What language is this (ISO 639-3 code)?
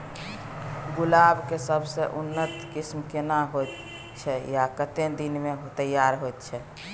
mai